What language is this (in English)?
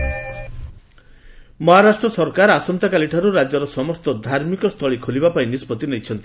Odia